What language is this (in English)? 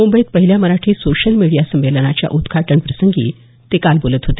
Marathi